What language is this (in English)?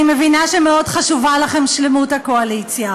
Hebrew